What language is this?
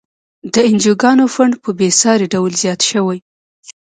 Pashto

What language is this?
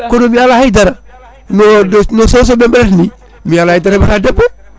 Fula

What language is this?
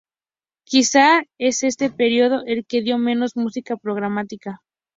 Spanish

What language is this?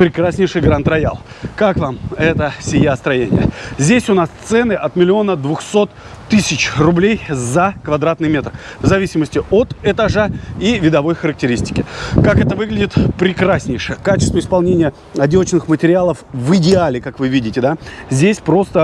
Russian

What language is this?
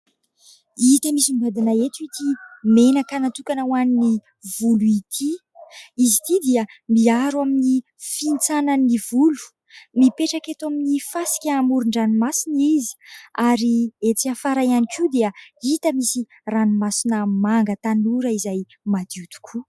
Malagasy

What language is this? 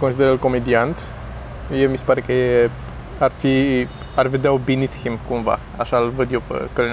Romanian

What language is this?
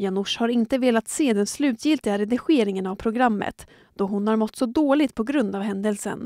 Swedish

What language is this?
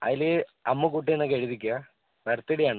Malayalam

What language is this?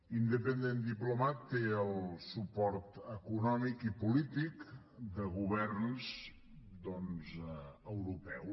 Catalan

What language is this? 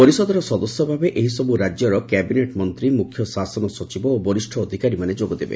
Odia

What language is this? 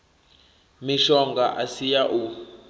Venda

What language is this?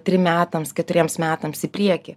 Lithuanian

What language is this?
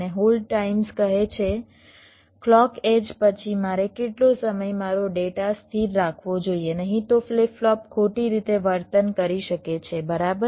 Gujarati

